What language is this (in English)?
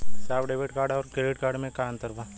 Bhojpuri